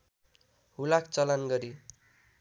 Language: Nepali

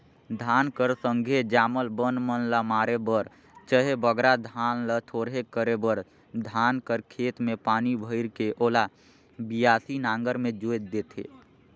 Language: Chhattisgarhi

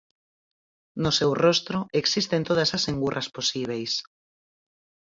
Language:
Galician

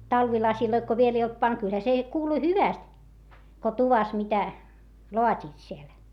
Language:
Finnish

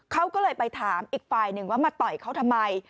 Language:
Thai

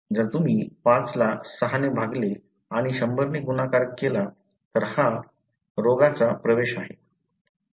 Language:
Marathi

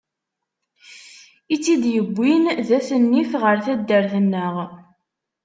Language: Kabyle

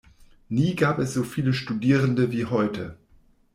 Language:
German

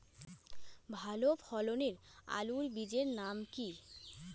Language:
Bangla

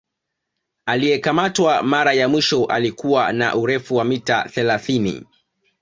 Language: Swahili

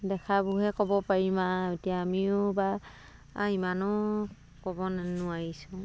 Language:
Assamese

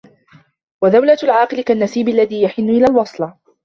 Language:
Arabic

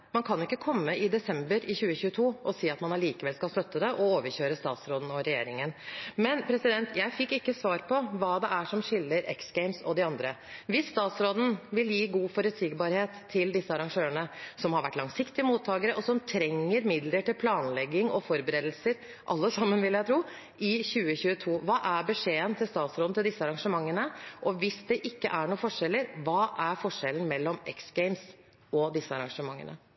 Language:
Norwegian Bokmål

